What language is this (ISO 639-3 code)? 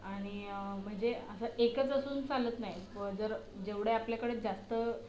mar